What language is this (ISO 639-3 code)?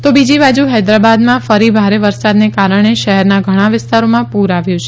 guj